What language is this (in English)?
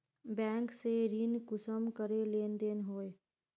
Magahi